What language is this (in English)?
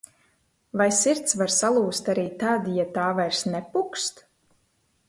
Latvian